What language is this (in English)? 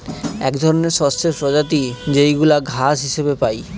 Bangla